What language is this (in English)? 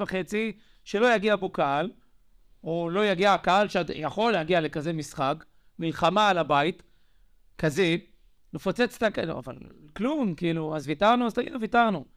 Hebrew